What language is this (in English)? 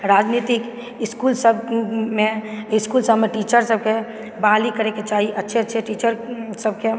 Maithili